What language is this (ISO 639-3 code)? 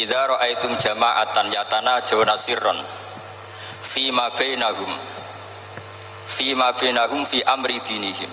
ind